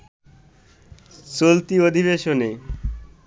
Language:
Bangla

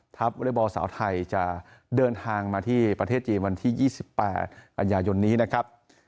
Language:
Thai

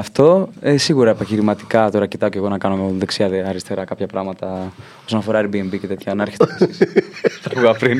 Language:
Greek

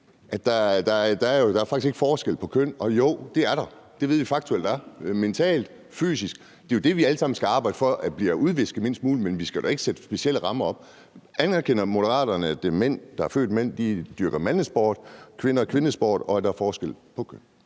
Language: Danish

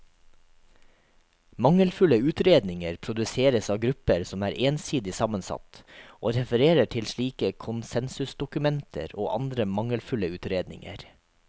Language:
Norwegian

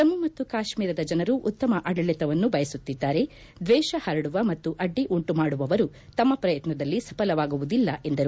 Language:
Kannada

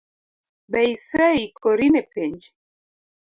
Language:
Luo (Kenya and Tanzania)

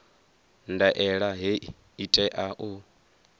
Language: Venda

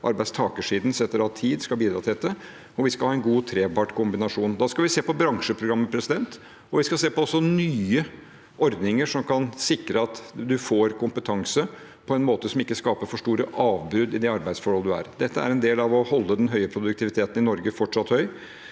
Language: Norwegian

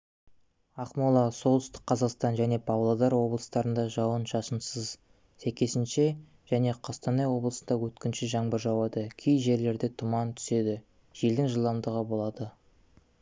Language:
Kazakh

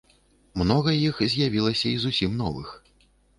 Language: Belarusian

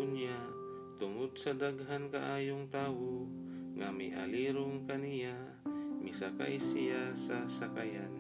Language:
Filipino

